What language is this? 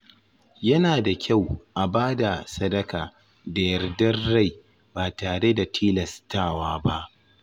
Hausa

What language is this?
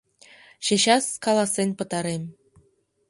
Mari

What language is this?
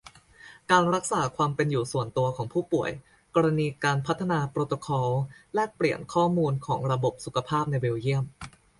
Thai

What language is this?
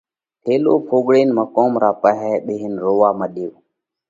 Parkari Koli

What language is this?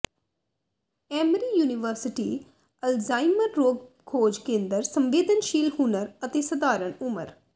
Punjabi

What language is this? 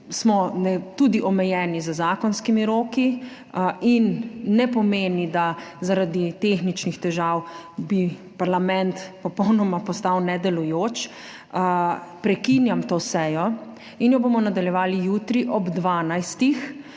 Slovenian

